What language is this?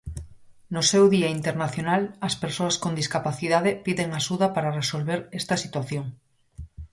Galician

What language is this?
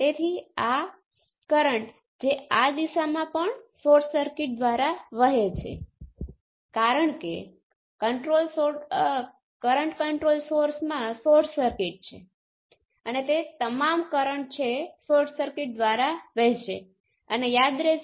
Gujarati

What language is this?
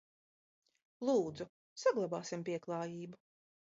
Latvian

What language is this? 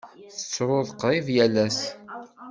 Kabyle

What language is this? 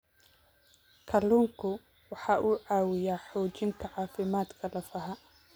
Somali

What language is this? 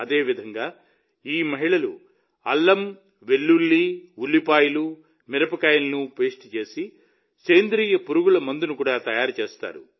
Telugu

